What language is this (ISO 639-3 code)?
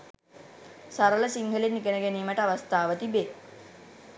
sin